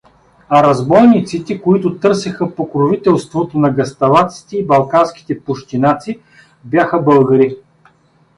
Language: Bulgarian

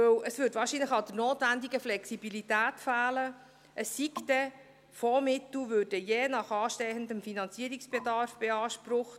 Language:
Swiss German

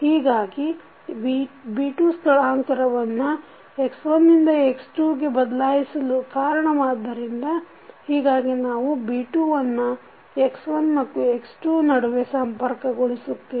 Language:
Kannada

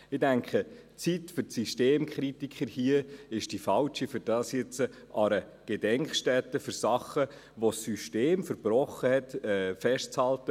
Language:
Swiss German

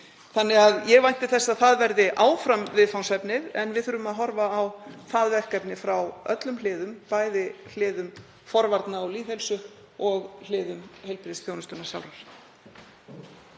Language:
Icelandic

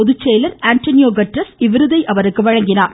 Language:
Tamil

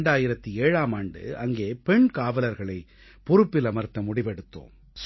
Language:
Tamil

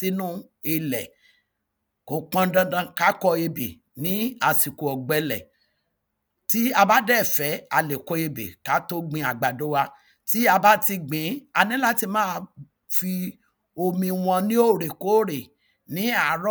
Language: Yoruba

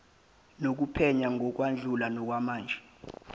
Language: Zulu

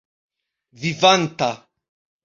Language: Esperanto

